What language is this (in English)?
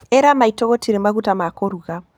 Kikuyu